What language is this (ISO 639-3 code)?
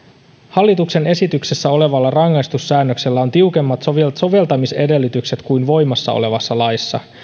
fin